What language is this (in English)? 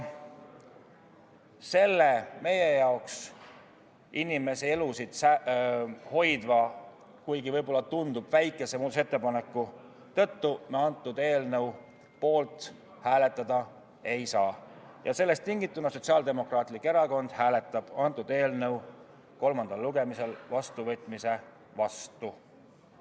Estonian